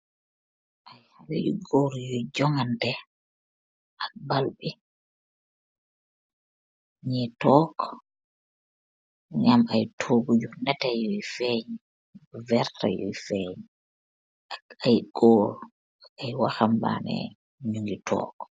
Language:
Wolof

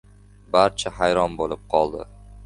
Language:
Uzbek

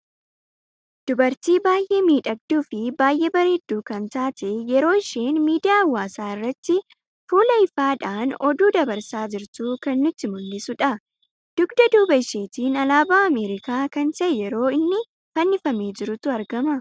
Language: Oromo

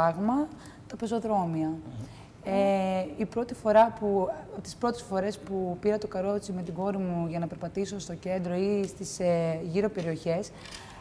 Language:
Greek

